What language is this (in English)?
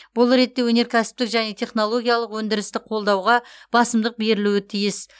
Kazakh